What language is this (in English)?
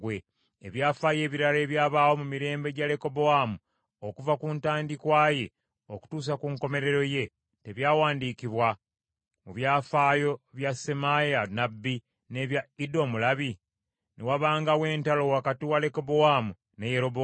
Ganda